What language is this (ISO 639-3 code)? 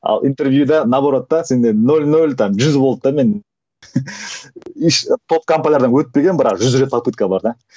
kaz